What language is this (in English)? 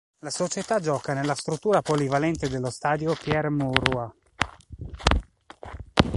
Italian